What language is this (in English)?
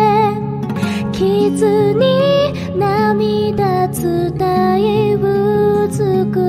Japanese